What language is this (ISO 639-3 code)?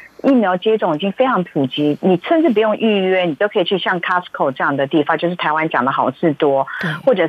zho